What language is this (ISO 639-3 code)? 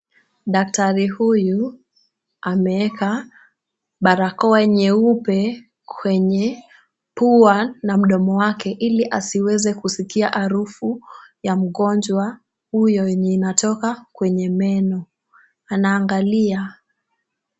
swa